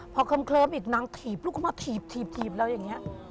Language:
Thai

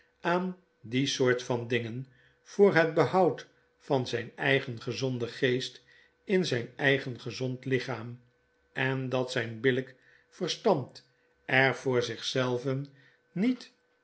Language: Dutch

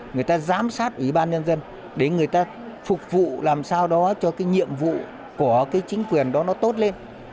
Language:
Vietnamese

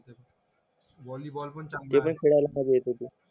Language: Marathi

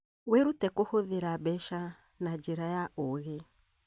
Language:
Kikuyu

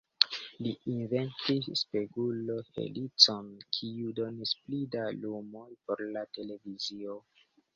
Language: Esperanto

